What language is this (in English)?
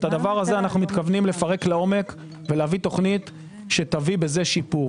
Hebrew